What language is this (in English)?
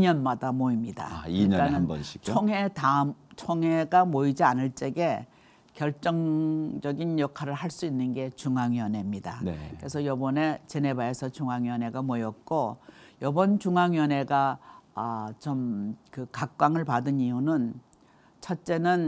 Korean